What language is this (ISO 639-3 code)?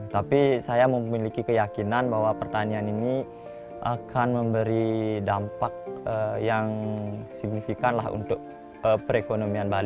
ind